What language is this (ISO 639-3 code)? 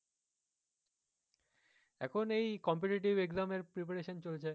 ben